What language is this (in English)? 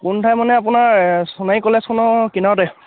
Assamese